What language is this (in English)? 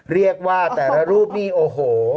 Thai